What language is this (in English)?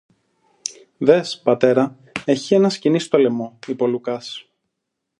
Greek